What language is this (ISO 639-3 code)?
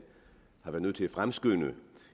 dan